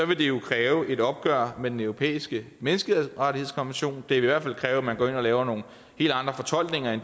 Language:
Danish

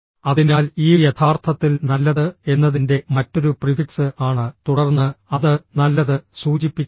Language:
Malayalam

